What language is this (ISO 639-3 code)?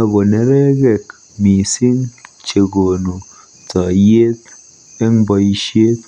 kln